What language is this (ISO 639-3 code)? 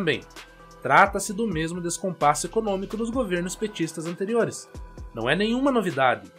por